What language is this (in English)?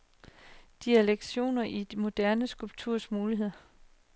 Danish